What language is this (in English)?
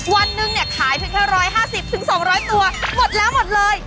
Thai